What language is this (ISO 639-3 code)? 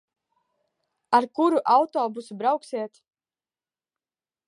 lav